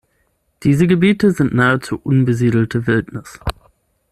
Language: German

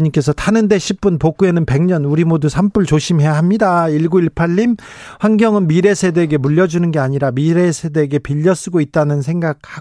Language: Korean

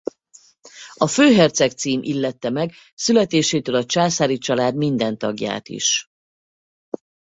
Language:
Hungarian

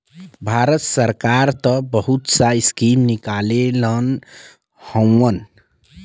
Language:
Bhojpuri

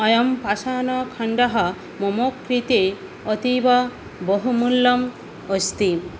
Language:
Sanskrit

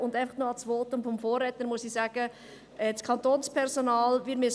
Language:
Swiss German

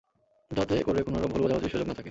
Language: Bangla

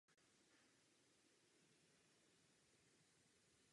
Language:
Czech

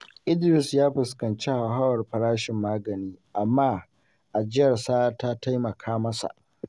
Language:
Hausa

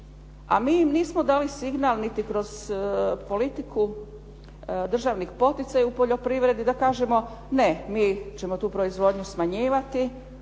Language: Croatian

